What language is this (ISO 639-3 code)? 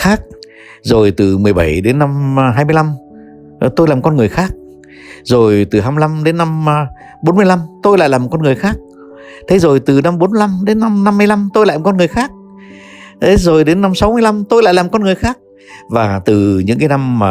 vie